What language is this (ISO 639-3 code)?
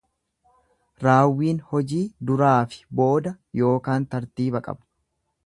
orm